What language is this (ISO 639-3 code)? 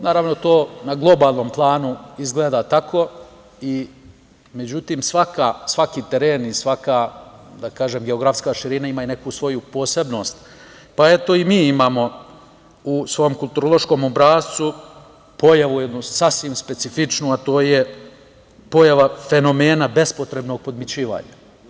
srp